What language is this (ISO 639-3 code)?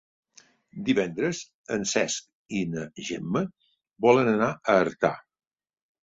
cat